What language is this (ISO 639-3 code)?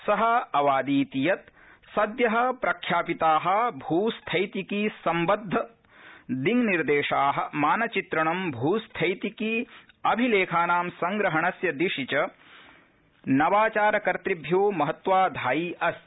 san